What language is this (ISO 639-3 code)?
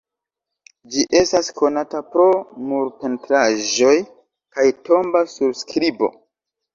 epo